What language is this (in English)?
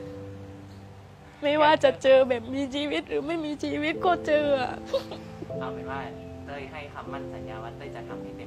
Thai